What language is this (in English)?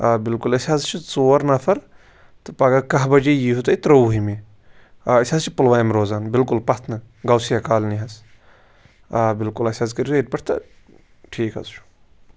Kashmiri